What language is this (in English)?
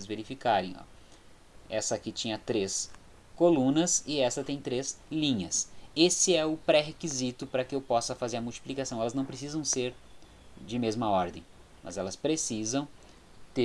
Portuguese